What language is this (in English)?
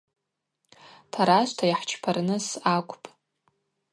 Abaza